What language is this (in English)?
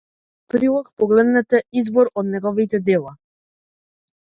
Macedonian